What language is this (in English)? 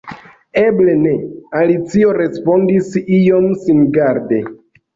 Esperanto